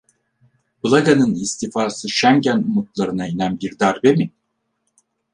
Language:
Turkish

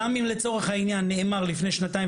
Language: Hebrew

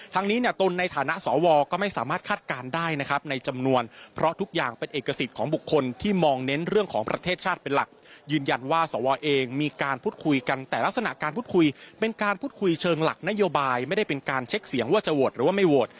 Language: Thai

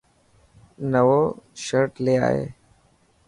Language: Dhatki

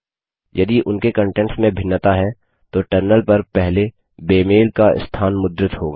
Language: Hindi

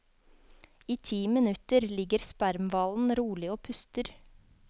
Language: Norwegian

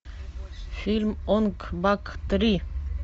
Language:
Russian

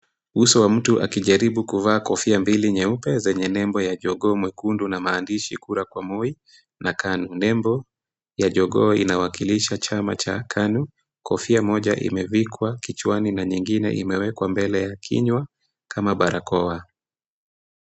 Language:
Swahili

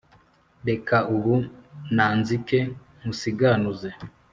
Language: Kinyarwanda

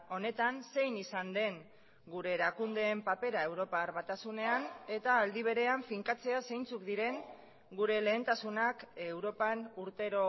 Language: Basque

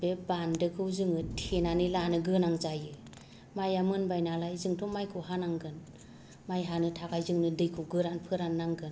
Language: Bodo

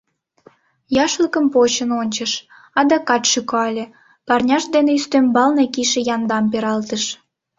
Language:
Mari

